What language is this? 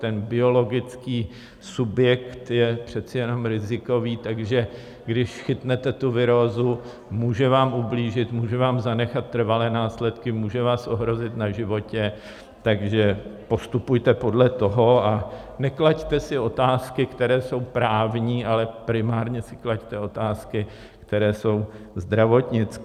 Czech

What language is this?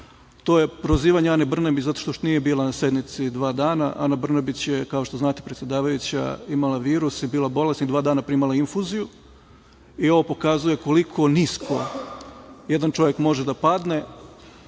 Serbian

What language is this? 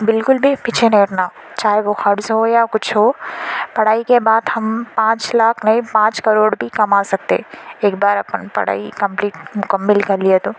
Urdu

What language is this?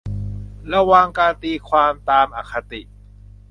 Thai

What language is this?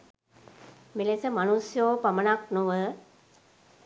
Sinhala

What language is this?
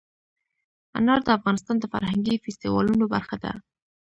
Pashto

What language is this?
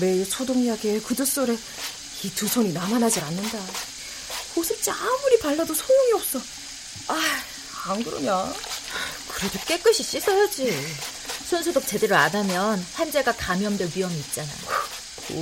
Korean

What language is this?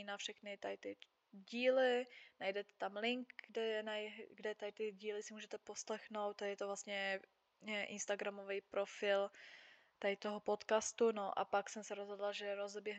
Czech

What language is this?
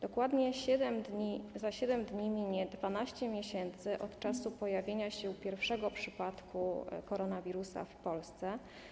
Polish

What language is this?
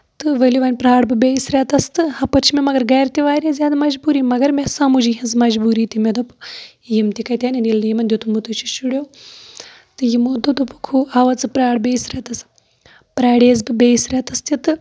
Kashmiri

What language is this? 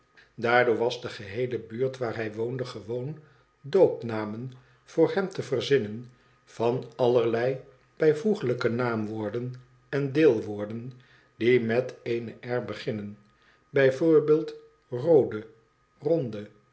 Dutch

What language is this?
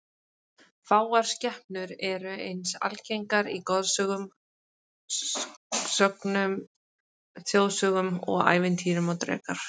Icelandic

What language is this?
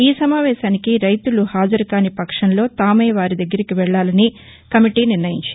Telugu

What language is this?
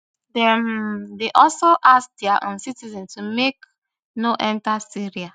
Nigerian Pidgin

